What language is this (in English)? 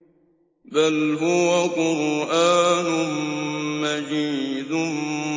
Arabic